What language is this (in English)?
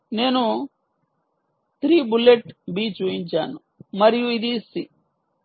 Telugu